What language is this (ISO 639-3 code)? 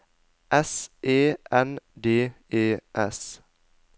nor